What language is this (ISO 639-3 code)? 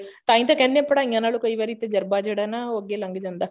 pan